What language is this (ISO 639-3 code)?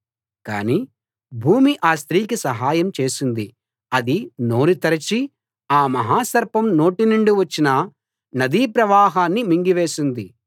tel